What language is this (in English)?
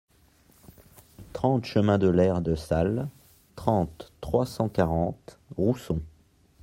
French